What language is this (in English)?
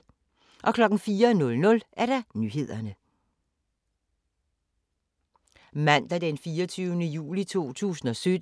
Danish